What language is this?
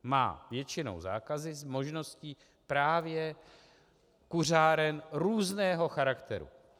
Czech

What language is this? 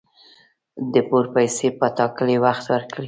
Pashto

